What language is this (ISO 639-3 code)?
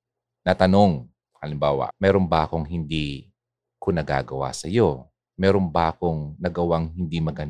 fil